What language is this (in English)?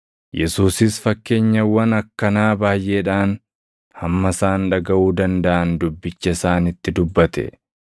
Oromo